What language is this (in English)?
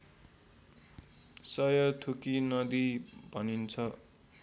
Nepali